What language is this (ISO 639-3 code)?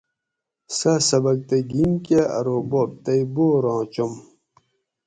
gwc